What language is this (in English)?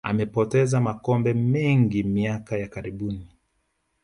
Swahili